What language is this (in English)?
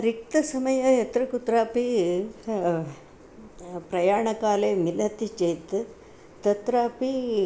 Sanskrit